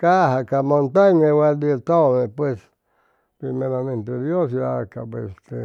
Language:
Chimalapa Zoque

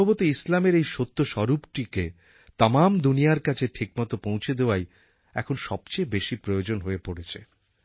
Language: Bangla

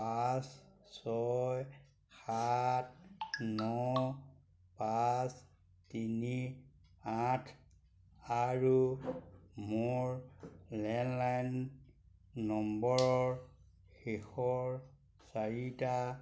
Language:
Assamese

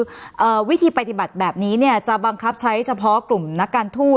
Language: Thai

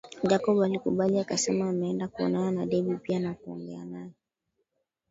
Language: Swahili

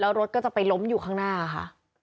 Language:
Thai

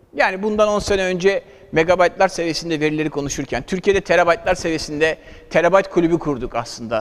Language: Turkish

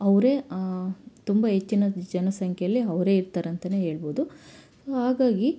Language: Kannada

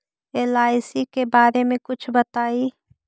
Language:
Magahi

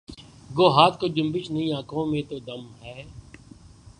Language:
Urdu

